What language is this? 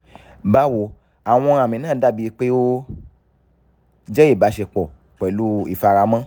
Yoruba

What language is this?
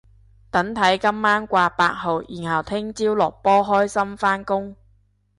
Cantonese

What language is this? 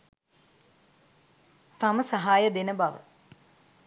Sinhala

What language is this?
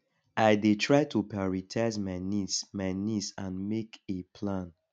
Nigerian Pidgin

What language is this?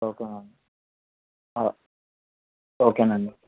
Telugu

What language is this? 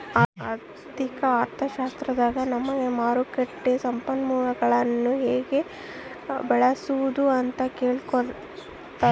Kannada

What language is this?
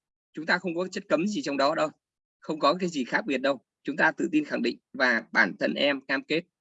Vietnamese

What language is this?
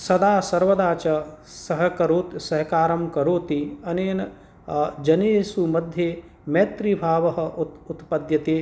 Sanskrit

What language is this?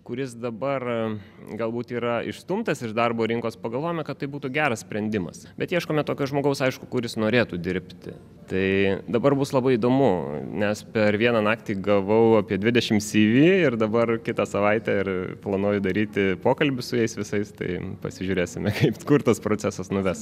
Lithuanian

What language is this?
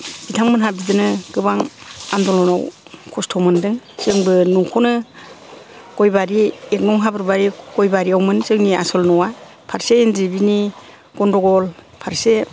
Bodo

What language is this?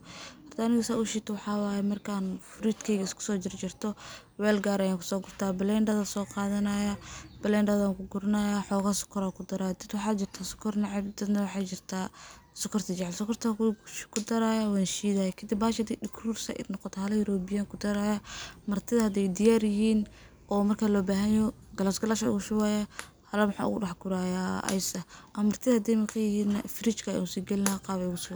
Somali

